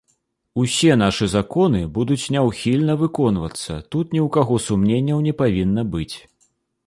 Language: Belarusian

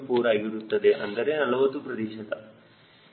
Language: Kannada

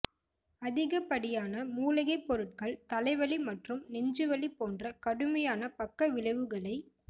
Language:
Tamil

